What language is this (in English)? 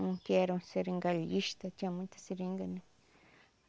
Portuguese